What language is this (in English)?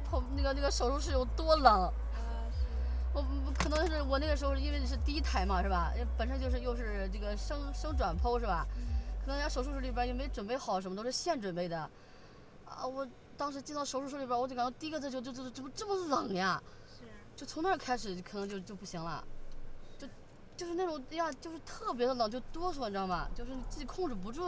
Chinese